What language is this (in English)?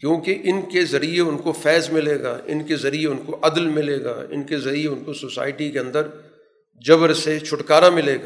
Urdu